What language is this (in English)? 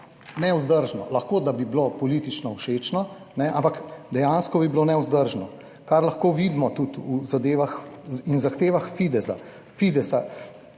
Slovenian